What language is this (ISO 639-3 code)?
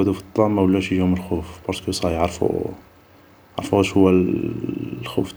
arq